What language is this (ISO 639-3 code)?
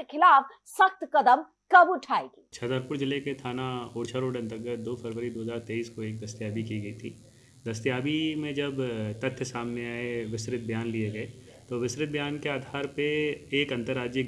hin